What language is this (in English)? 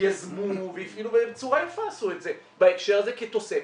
Hebrew